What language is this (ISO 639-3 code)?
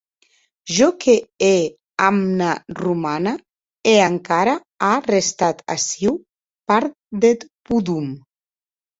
oci